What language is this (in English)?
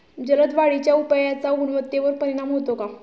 Marathi